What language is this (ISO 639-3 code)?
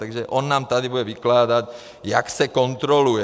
ces